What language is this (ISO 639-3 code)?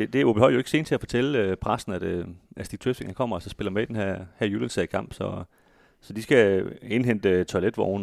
dan